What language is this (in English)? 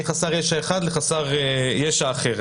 Hebrew